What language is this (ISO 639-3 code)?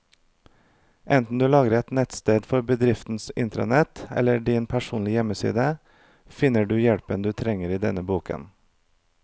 nor